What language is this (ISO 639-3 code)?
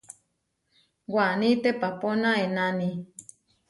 var